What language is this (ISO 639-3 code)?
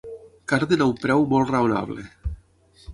cat